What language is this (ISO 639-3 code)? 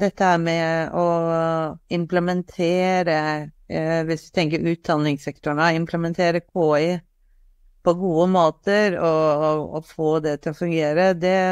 nor